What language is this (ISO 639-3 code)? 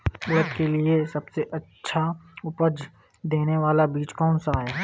hin